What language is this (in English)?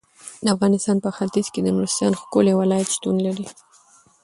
Pashto